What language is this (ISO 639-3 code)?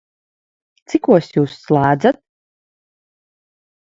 lav